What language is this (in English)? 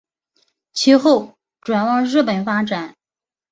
Chinese